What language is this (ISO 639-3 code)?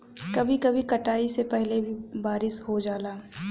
bho